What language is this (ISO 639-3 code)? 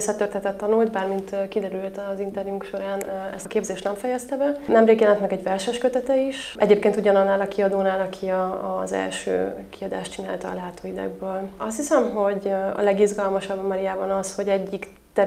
hun